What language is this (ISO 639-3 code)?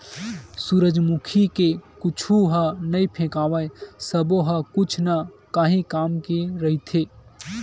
hne